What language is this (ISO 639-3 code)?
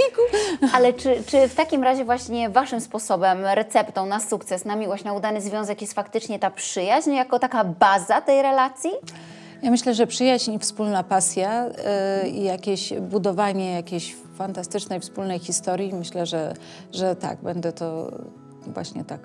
pol